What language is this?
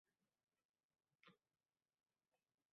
Uzbek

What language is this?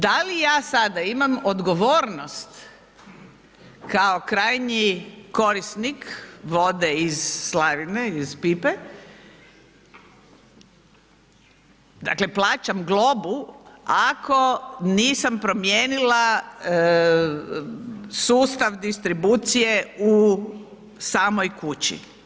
Croatian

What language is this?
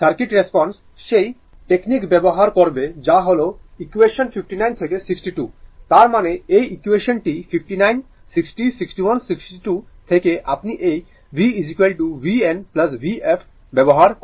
Bangla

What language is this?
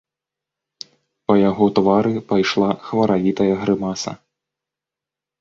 Belarusian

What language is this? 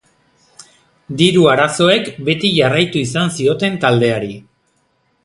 Basque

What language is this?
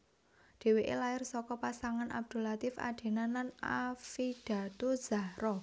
Javanese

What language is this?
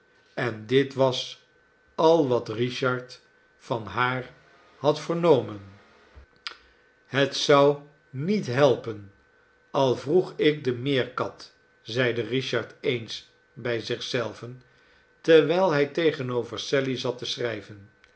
Dutch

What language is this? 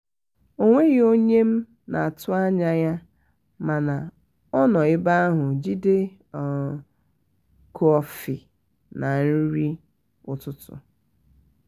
Igbo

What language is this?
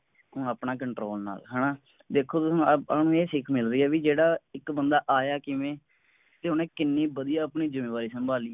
Punjabi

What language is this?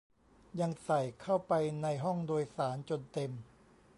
Thai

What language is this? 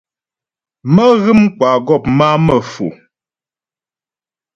Ghomala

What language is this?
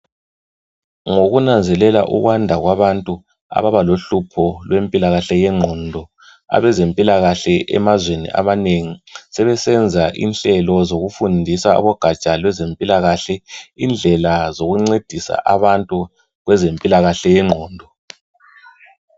North Ndebele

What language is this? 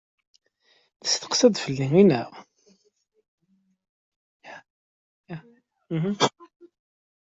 Kabyle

